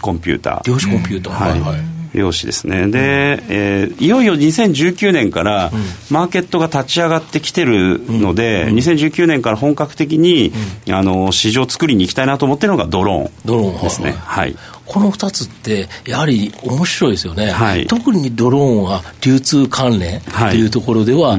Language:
Japanese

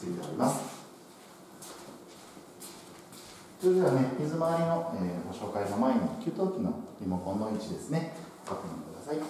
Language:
Japanese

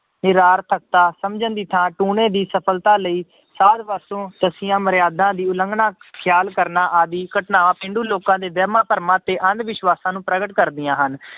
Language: Punjabi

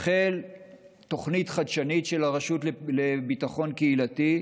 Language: Hebrew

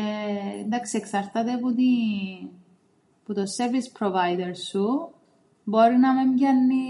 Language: Greek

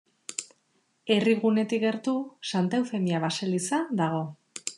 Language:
Basque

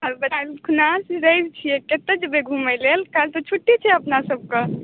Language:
Maithili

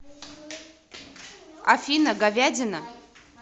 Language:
Russian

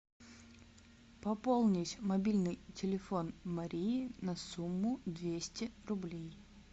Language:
Russian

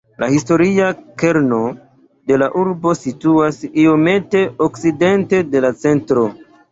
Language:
Esperanto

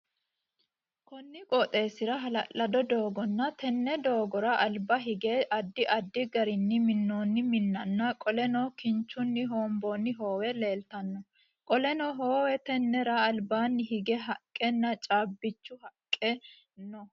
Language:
Sidamo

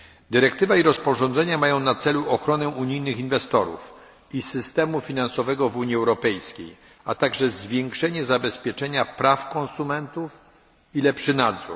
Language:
Polish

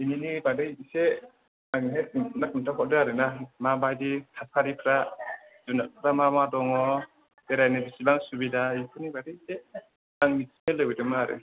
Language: Bodo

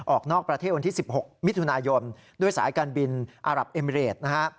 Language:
Thai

